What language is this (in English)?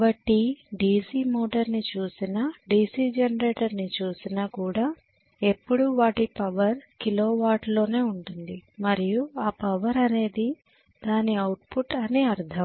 Telugu